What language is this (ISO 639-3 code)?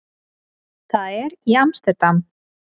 isl